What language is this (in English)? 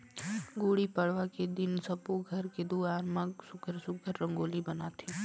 Chhattisgarhi